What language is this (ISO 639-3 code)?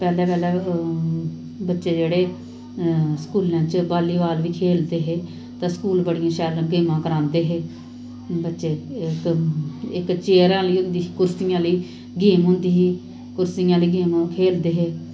doi